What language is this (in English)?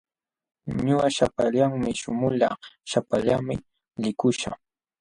Jauja Wanca Quechua